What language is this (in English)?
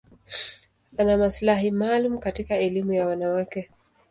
Swahili